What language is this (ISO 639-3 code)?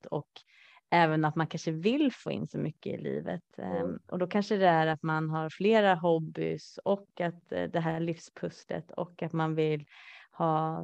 swe